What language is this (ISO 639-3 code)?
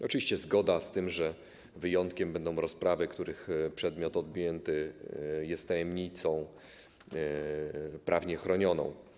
pol